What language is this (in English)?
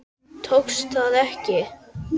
Icelandic